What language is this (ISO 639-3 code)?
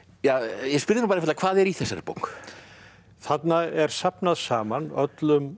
isl